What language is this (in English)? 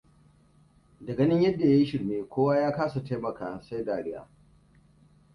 Hausa